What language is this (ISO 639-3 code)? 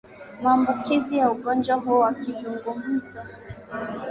swa